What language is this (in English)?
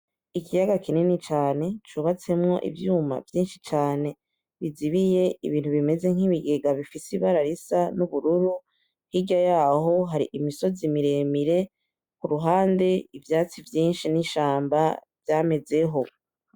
Rundi